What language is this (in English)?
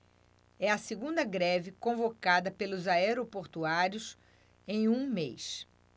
Portuguese